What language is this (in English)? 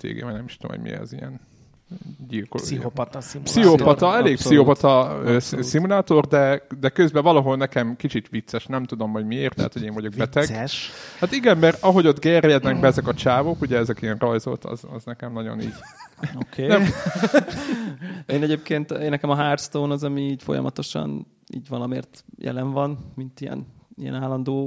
Hungarian